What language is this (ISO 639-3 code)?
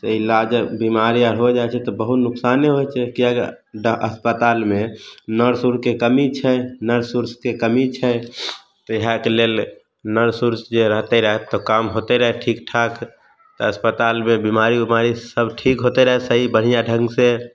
mai